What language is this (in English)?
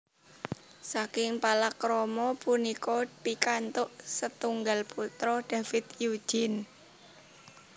Javanese